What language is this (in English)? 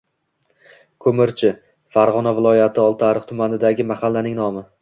Uzbek